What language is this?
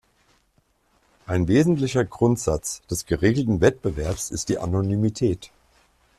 German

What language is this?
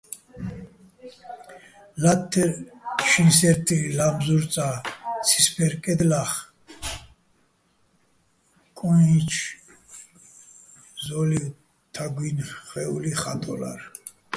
Bats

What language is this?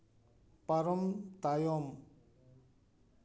Santali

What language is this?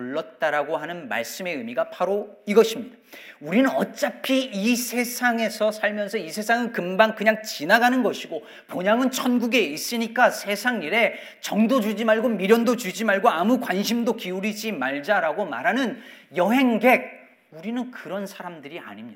Korean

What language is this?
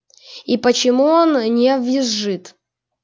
Russian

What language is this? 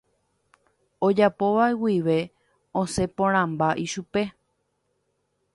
Guarani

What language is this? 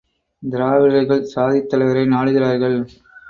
Tamil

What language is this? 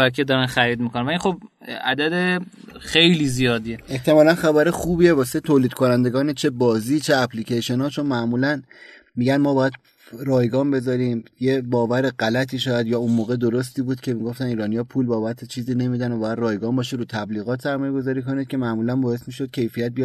Persian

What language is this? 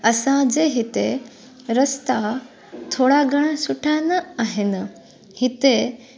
Sindhi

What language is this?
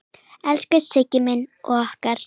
Icelandic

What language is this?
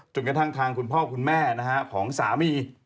Thai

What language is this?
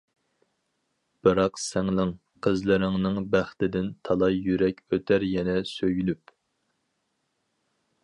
Uyghur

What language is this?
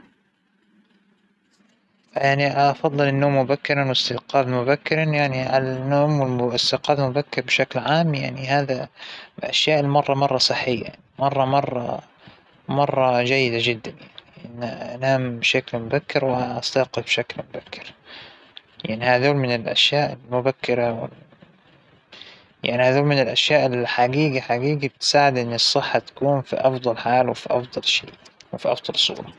Hijazi Arabic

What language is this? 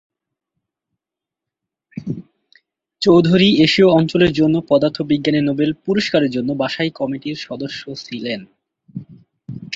Bangla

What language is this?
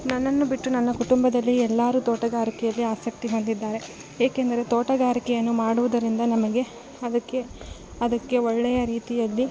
Kannada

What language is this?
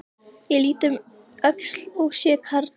Icelandic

